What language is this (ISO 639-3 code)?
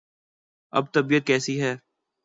urd